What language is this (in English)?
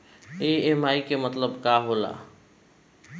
Bhojpuri